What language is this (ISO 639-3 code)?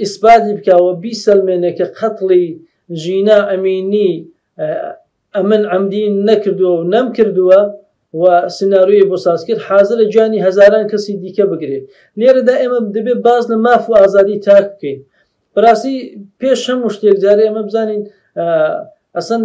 ara